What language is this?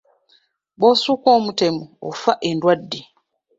Ganda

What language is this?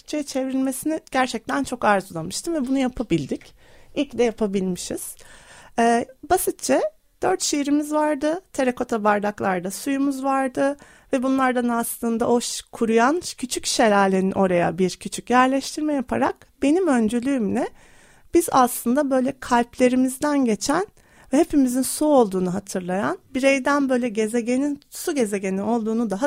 Turkish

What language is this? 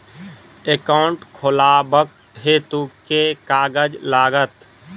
Maithili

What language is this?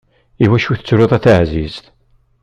Kabyle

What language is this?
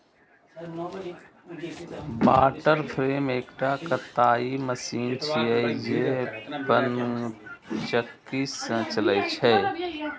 Maithili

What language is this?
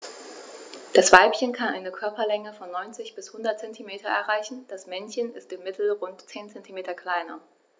German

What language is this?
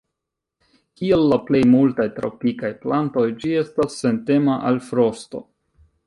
Esperanto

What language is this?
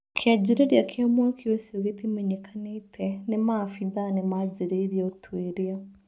Kikuyu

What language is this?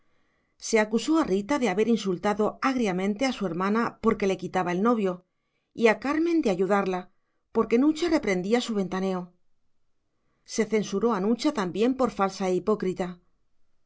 Spanish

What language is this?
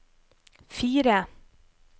Norwegian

